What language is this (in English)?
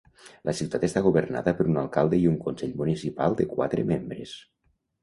Catalan